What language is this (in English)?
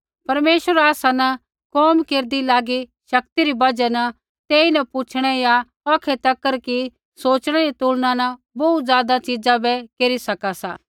Kullu Pahari